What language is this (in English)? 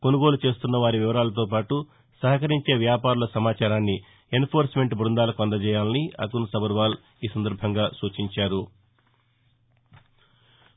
Telugu